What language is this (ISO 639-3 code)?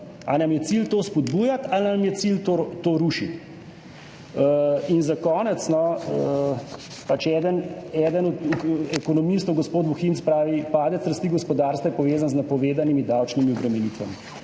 slv